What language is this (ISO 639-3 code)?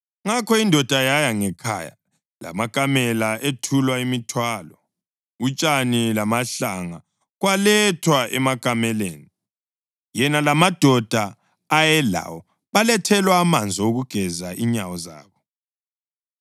nde